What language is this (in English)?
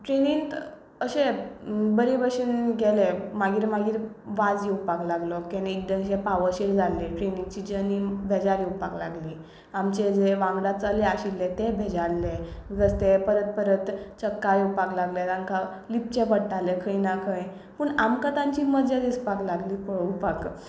Konkani